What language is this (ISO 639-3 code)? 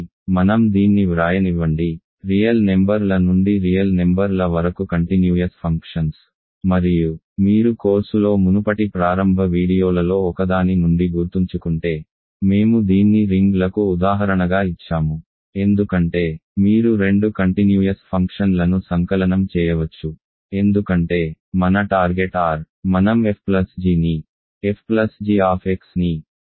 tel